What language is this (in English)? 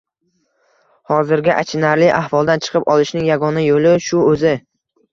Uzbek